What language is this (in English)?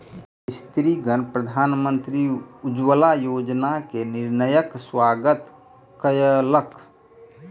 Maithili